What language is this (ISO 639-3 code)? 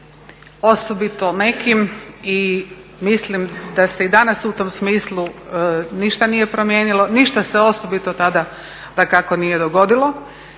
hrv